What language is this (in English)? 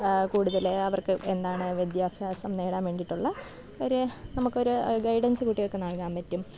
Malayalam